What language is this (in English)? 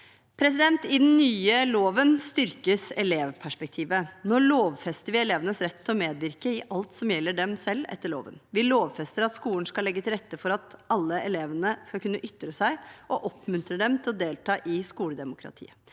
Norwegian